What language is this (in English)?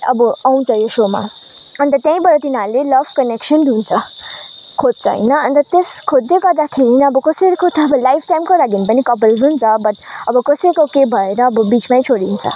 Nepali